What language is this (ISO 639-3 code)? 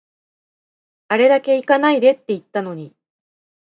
jpn